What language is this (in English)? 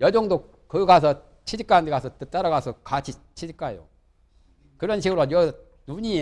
Korean